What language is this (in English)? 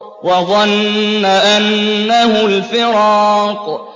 Arabic